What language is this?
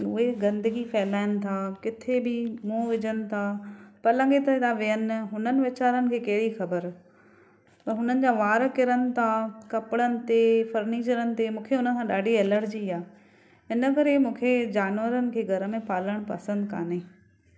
Sindhi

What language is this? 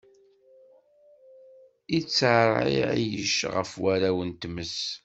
Kabyle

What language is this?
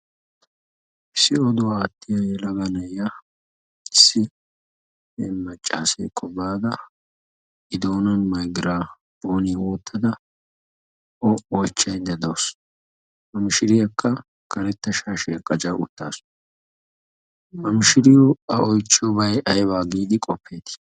Wolaytta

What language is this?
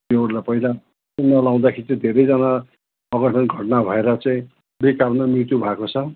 Nepali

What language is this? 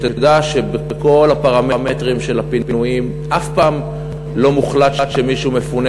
Hebrew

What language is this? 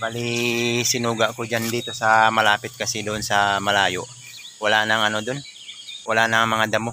Filipino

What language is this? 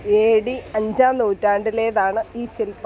Malayalam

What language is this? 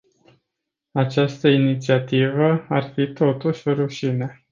Romanian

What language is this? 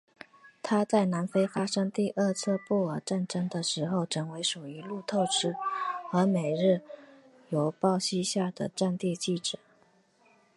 Chinese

